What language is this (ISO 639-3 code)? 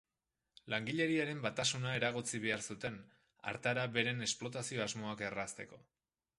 eus